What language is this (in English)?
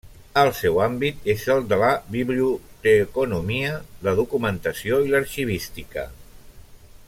Catalan